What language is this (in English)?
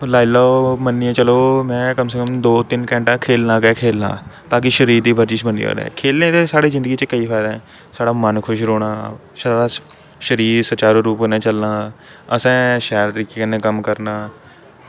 Dogri